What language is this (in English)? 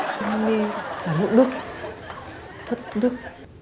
Vietnamese